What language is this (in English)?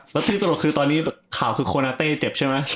Thai